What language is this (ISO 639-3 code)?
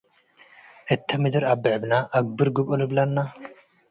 tig